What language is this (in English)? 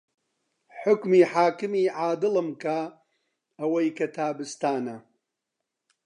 Central Kurdish